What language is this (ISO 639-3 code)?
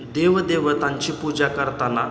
mar